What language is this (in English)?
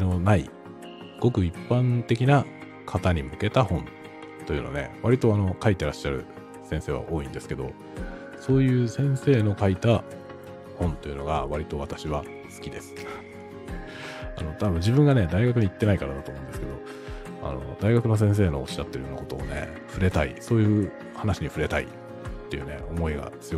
Japanese